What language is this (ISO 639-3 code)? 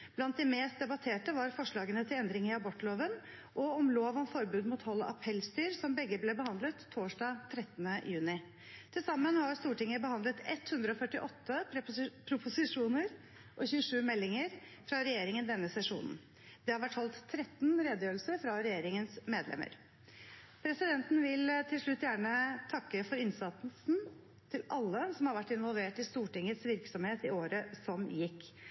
nob